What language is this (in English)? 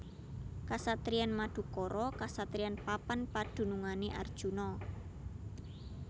Javanese